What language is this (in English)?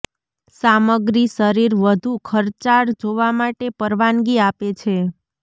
Gujarati